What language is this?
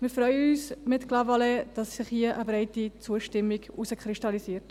Swiss German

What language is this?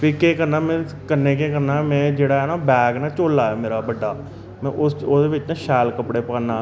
Dogri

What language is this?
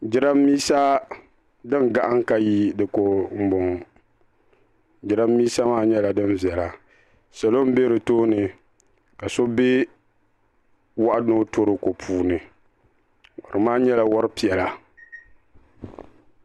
Dagbani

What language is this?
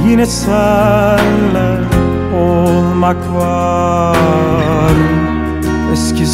Turkish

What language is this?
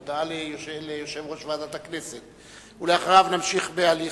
Hebrew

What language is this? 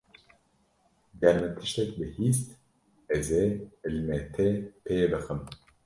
Kurdish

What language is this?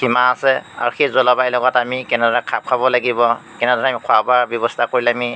Assamese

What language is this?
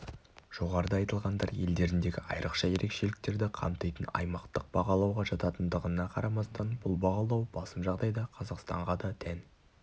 Kazakh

